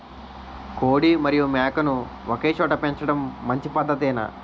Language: Telugu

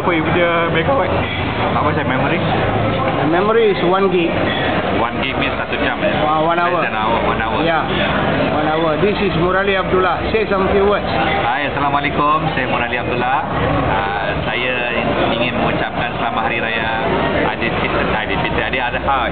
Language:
Malay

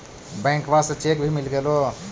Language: Magahi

